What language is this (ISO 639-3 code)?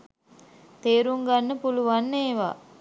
sin